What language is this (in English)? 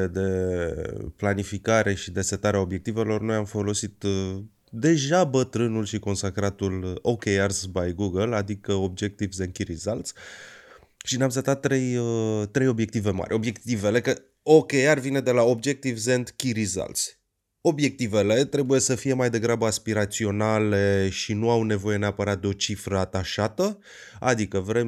Romanian